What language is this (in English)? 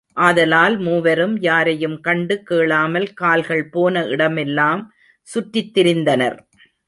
Tamil